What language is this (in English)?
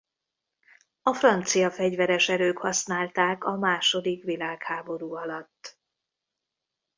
Hungarian